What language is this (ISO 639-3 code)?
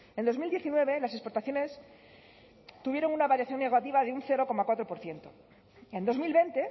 spa